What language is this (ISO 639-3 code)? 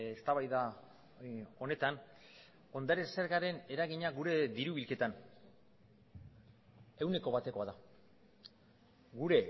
eus